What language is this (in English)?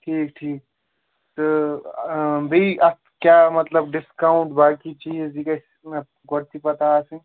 Kashmiri